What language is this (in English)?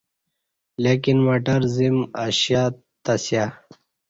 Kati